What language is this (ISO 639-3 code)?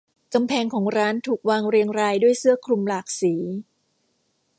tha